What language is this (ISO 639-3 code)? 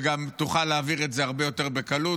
heb